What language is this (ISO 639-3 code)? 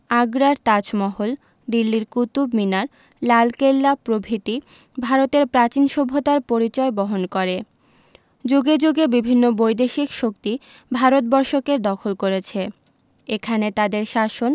ben